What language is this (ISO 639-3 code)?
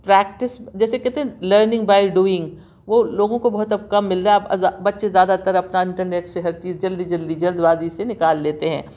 urd